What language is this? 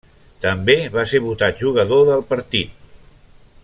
Catalan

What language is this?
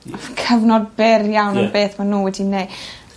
Welsh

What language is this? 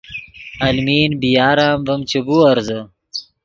Yidgha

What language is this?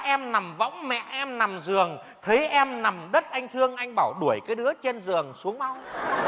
Vietnamese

